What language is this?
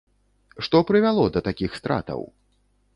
Belarusian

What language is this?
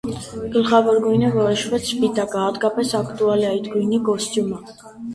Armenian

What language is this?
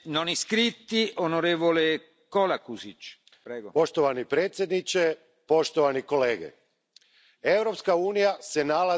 Croatian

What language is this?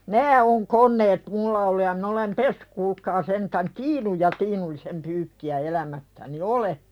Finnish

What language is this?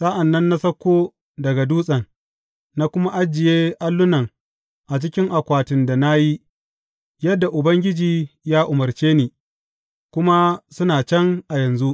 Hausa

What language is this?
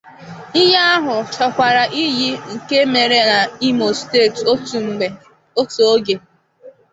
Igbo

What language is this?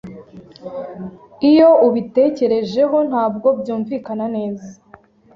Kinyarwanda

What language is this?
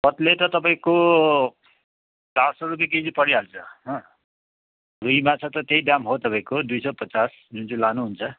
Nepali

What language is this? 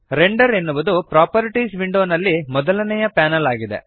Kannada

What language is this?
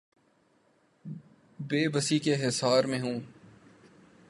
Urdu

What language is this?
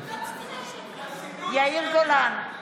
Hebrew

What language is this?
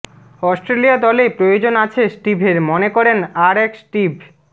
Bangla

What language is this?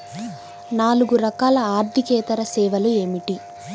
Telugu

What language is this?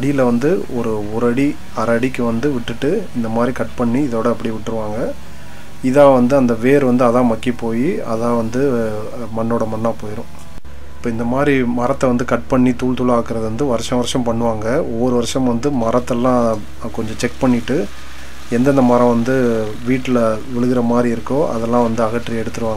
Romanian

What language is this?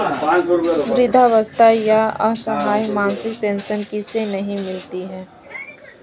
Hindi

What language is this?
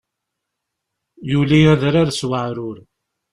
Kabyle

